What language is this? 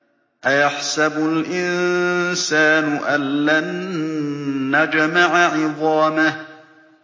Arabic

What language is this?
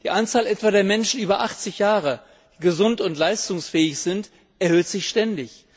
German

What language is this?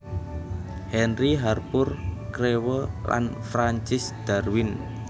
Javanese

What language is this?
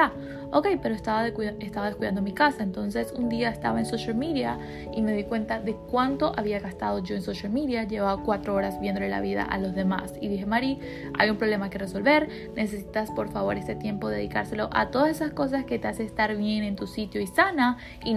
Spanish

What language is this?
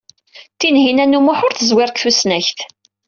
Kabyle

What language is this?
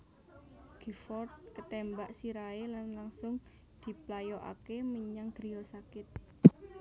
Javanese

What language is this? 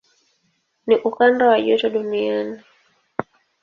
Swahili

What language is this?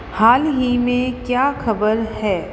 Hindi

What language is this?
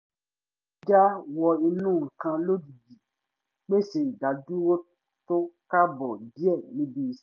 Yoruba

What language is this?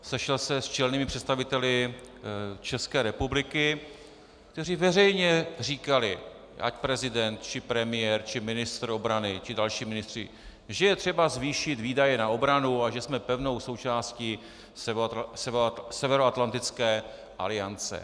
Czech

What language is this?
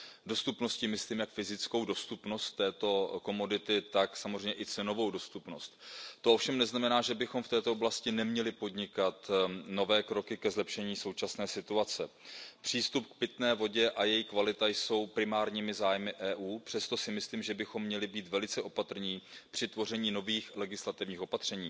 Czech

